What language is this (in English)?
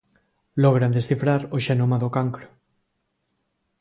Galician